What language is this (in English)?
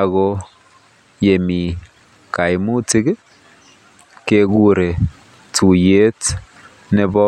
Kalenjin